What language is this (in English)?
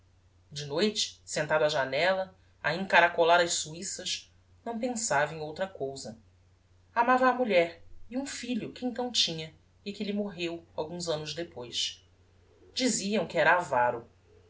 Portuguese